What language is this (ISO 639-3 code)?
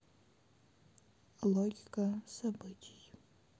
rus